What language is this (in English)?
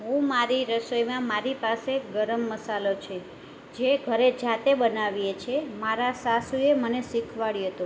Gujarati